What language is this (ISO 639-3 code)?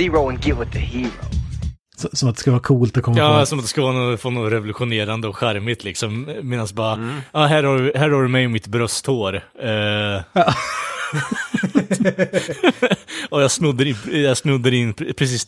swe